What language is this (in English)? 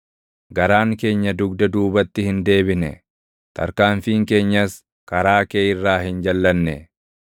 Oromo